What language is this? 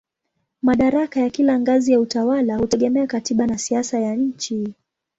Swahili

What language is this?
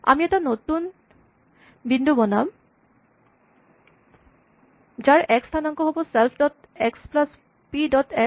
Assamese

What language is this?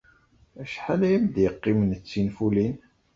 Kabyle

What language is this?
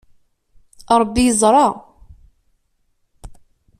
Kabyle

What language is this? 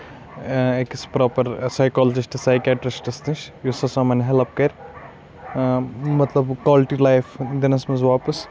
Kashmiri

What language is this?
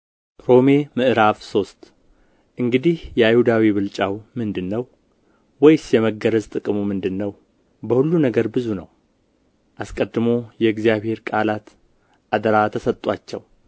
Amharic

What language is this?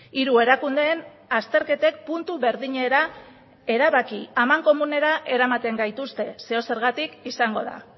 Basque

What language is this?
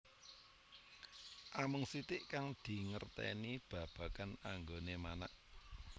Javanese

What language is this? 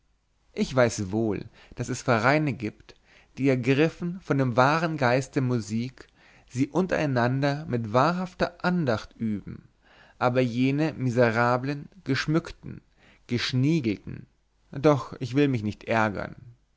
German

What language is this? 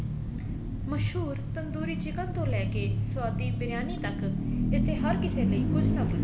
Punjabi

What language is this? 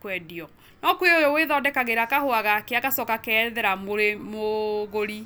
Kikuyu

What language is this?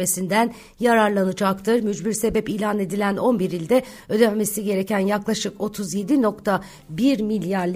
Turkish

